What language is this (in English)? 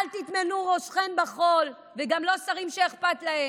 Hebrew